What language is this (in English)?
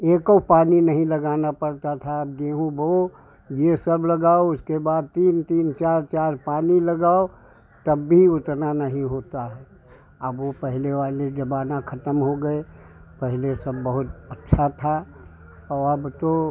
Hindi